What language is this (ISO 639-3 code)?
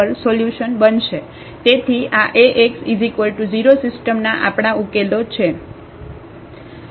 guj